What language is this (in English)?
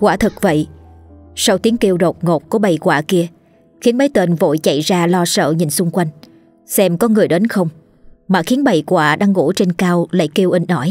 Vietnamese